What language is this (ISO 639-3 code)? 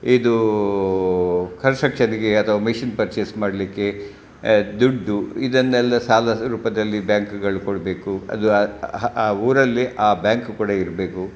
kan